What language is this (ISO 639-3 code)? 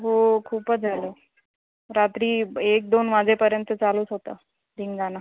mar